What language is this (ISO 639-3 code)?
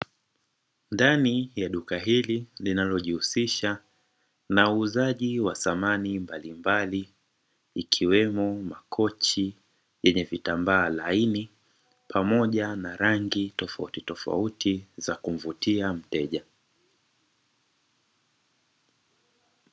swa